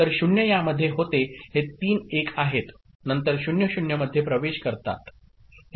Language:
Marathi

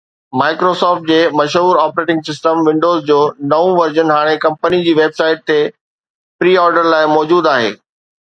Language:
Sindhi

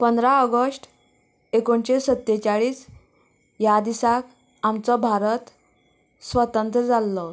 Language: Konkani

